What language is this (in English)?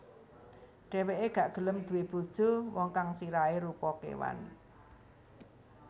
Javanese